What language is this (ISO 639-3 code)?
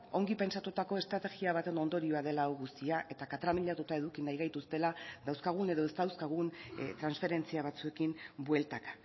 eus